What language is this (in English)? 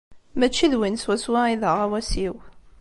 Kabyle